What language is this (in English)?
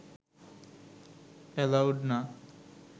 Bangla